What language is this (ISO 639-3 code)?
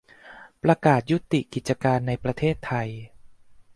tha